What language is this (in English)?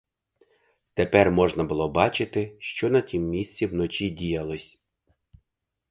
Ukrainian